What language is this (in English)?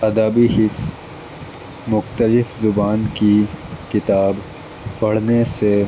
Urdu